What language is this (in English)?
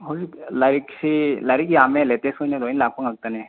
Manipuri